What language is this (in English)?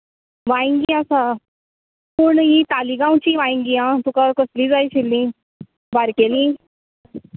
Konkani